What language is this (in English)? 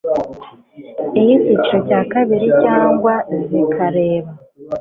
Kinyarwanda